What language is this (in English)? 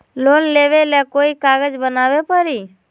Magahi